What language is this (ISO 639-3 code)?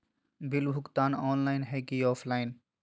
mag